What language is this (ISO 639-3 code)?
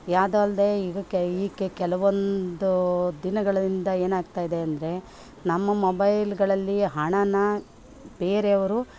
kan